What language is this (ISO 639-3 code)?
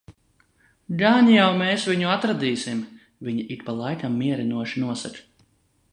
lav